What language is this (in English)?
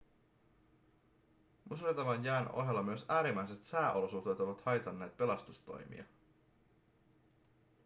Finnish